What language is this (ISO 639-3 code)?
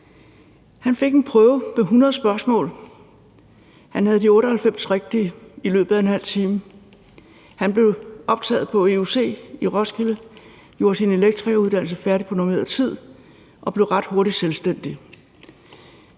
dan